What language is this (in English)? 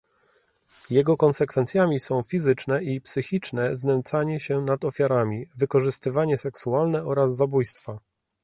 Polish